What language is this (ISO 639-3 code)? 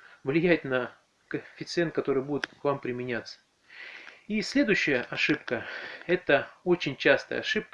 rus